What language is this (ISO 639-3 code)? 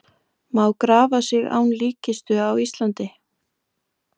isl